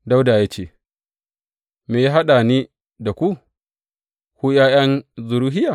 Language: Hausa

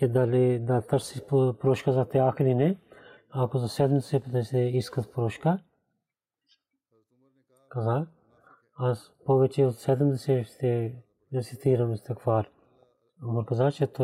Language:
Bulgarian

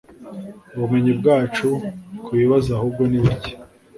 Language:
Kinyarwanda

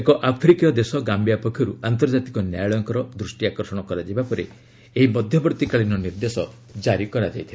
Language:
Odia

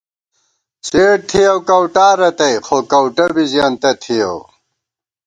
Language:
Gawar-Bati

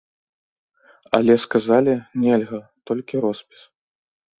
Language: Belarusian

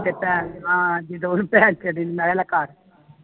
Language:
Punjabi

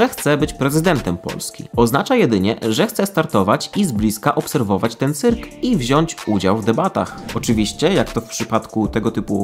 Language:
Polish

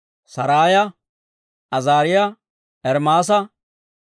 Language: Dawro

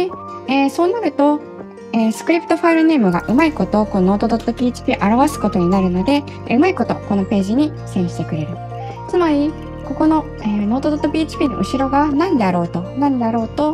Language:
Japanese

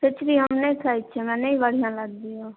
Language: Maithili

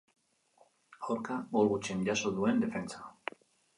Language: Basque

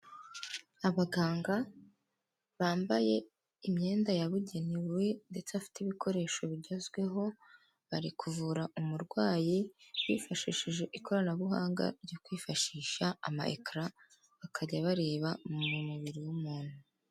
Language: Kinyarwanda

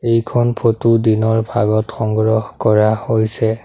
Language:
Assamese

